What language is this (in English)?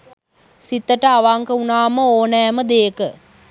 Sinhala